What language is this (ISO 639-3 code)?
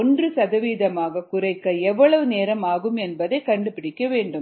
tam